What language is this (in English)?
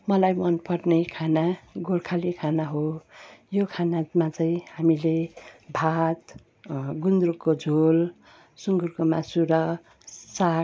Nepali